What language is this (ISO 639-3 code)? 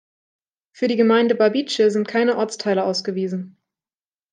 deu